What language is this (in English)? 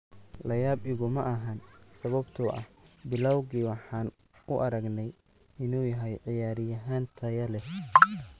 Somali